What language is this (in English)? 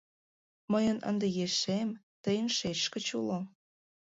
Mari